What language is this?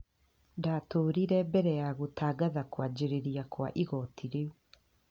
Kikuyu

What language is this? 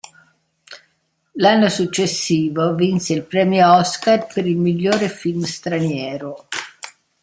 Italian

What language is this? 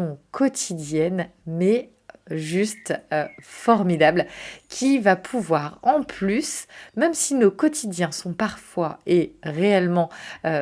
French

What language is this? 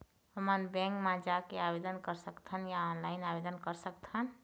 Chhattisgarhi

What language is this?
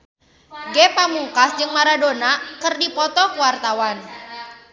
Sundanese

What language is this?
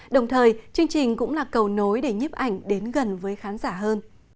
Vietnamese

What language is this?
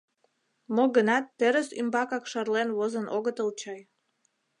Mari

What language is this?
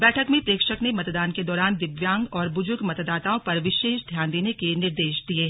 Hindi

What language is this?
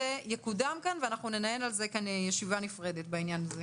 Hebrew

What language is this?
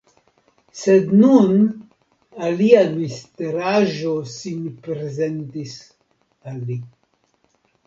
Esperanto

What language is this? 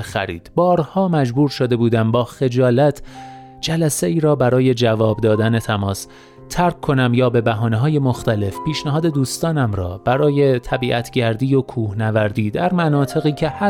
Persian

